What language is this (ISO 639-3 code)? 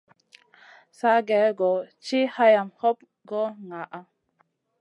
mcn